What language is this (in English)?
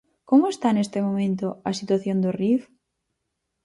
Galician